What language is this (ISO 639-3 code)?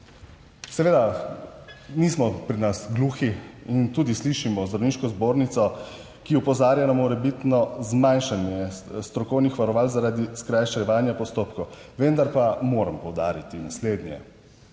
slv